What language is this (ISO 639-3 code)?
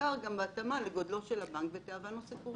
heb